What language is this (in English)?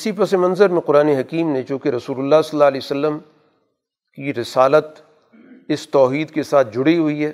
Urdu